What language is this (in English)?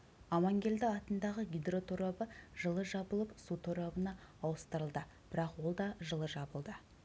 Kazakh